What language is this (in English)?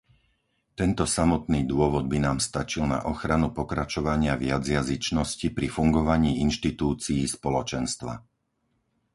Slovak